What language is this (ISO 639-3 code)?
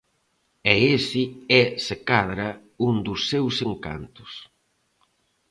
glg